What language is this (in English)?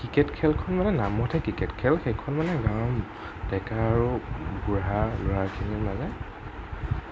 Assamese